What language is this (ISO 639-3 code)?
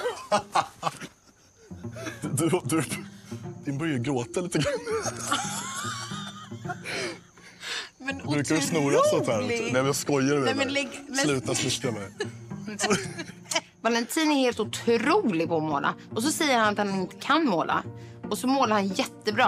swe